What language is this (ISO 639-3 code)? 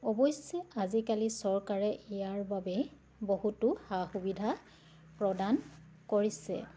asm